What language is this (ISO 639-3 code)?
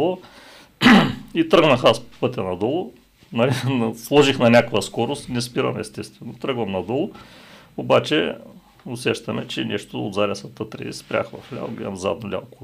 bul